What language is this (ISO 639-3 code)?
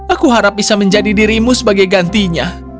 ind